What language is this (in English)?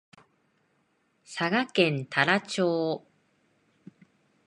Japanese